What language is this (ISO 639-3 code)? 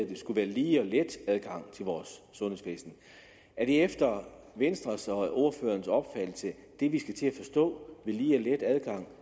dan